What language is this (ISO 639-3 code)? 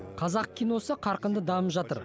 kaz